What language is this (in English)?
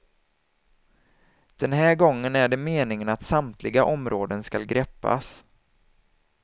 Swedish